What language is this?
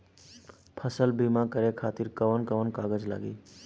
Bhojpuri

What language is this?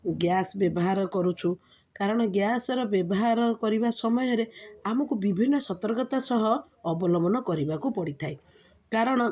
Odia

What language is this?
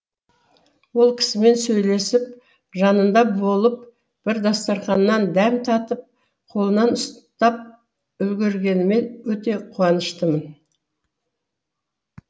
Kazakh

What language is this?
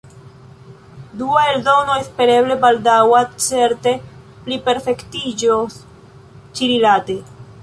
Esperanto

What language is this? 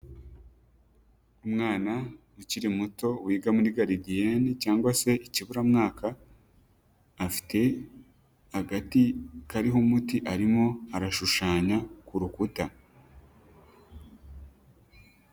Kinyarwanda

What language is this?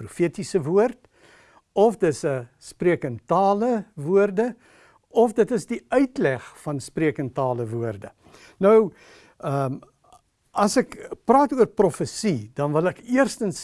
Dutch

